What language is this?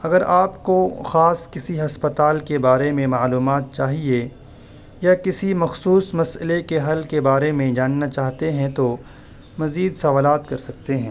Urdu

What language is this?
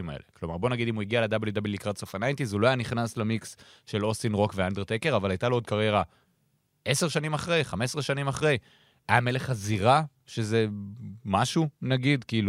Hebrew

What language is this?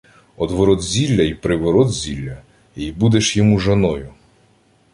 Ukrainian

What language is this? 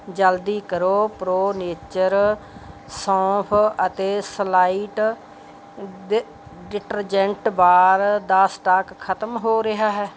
Punjabi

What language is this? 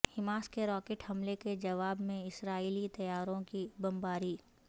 Urdu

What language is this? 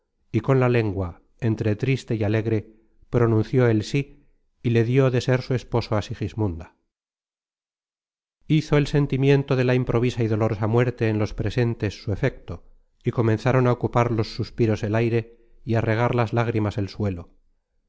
Spanish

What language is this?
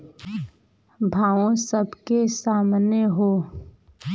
Bhojpuri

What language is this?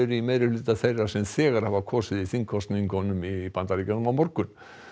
Icelandic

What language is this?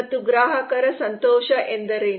Kannada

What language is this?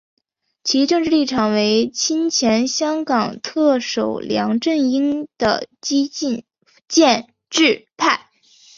Chinese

